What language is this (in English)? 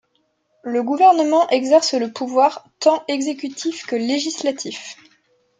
French